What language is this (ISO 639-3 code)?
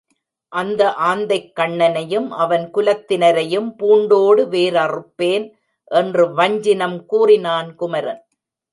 tam